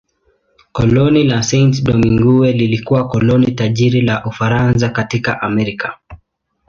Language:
Swahili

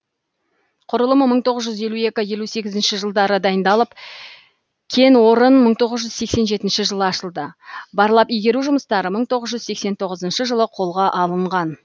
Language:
Kazakh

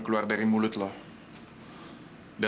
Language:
Indonesian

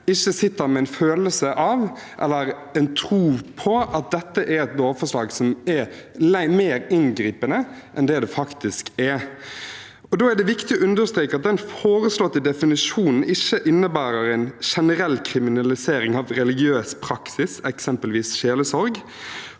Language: Norwegian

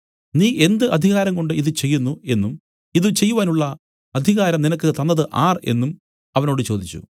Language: Malayalam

